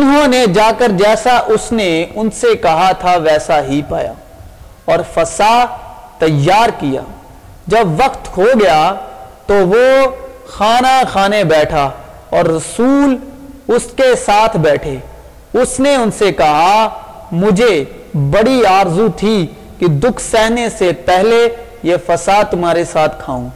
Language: Urdu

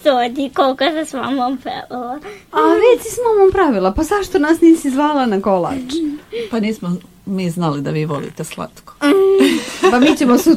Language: Croatian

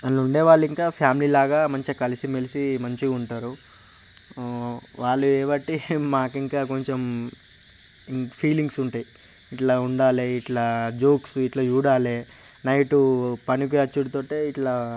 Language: Telugu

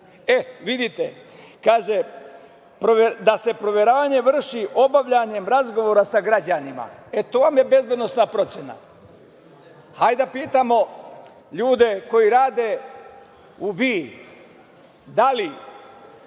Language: Serbian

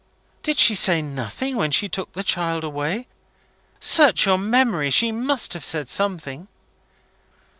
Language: English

